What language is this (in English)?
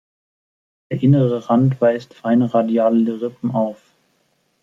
German